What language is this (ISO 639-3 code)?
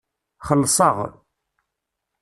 kab